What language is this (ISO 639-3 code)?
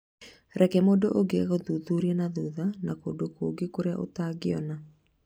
kik